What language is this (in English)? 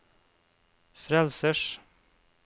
Norwegian